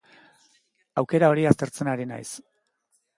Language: Basque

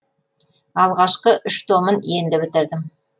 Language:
Kazakh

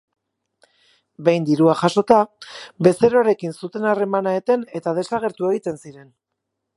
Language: Basque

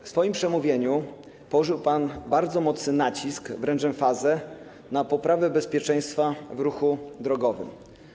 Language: Polish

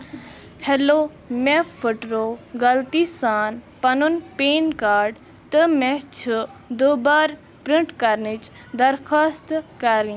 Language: Kashmiri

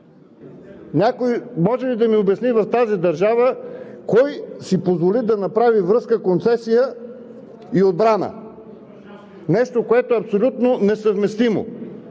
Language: Bulgarian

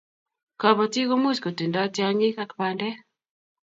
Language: Kalenjin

